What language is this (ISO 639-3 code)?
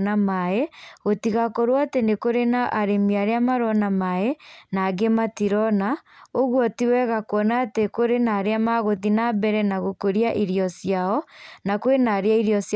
kik